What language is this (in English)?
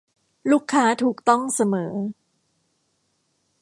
Thai